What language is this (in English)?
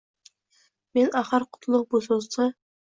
Uzbek